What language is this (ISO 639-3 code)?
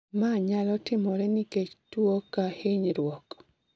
luo